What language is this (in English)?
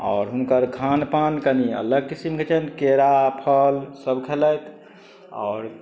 Maithili